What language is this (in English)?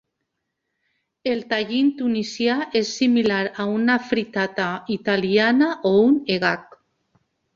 Catalan